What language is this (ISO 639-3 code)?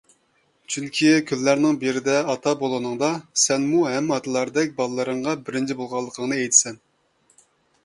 uig